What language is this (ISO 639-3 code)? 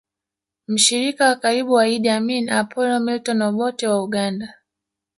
swa